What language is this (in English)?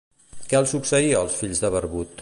Catalan